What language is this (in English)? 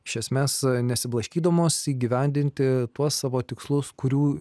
Lithuanian